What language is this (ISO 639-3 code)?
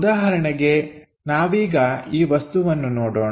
kan